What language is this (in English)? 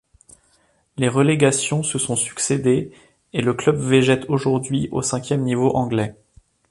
French